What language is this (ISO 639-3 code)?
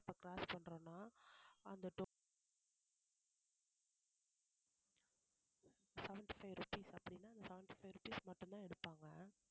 tam